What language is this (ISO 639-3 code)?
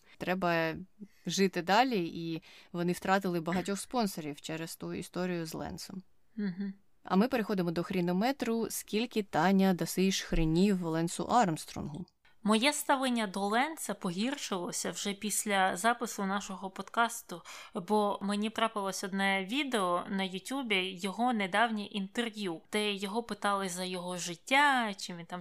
ukr